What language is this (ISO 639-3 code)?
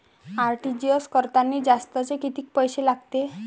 mar